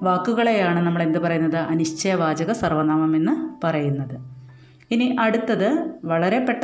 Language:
Malayalam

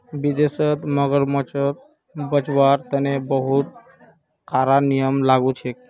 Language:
Magahi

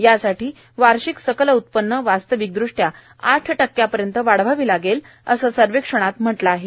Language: Marathi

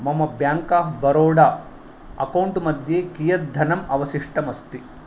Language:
Sanskrit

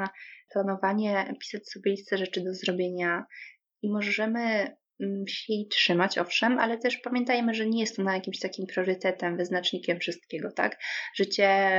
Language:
Polish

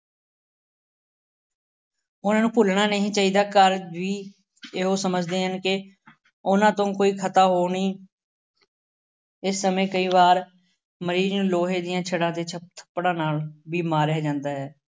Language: Punjabi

